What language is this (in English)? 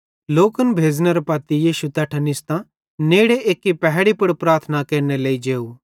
Bhadrawahi